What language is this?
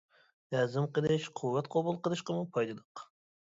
Uyghur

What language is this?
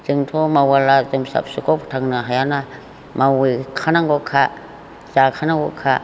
Bodo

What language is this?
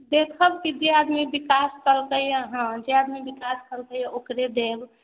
Maithili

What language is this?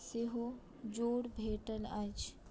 Maithili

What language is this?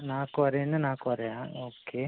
Kannada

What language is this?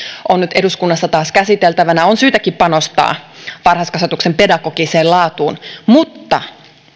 Finnish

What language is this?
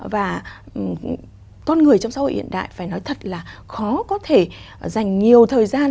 Vietnamese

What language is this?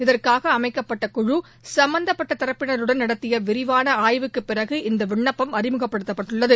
Tamil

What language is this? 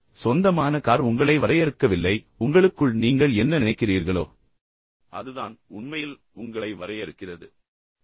Tamil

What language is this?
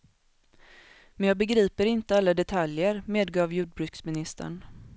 Swedish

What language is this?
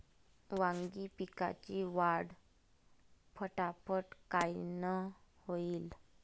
Marathi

